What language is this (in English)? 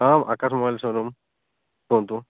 Odia